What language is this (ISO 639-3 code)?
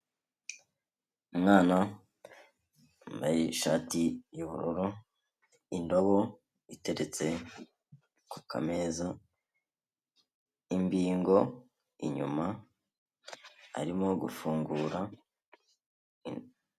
kin